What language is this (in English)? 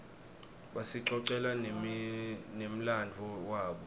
Swati